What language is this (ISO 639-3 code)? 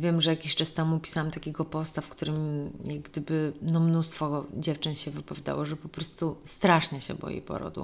pol